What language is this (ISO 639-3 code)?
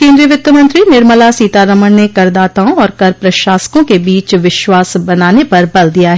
hin